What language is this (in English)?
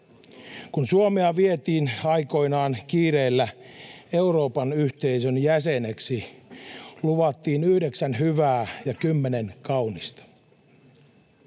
Finnish